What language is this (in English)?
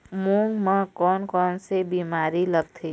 Chhattisgarhi